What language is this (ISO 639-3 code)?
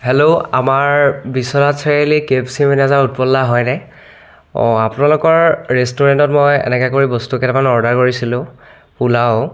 asm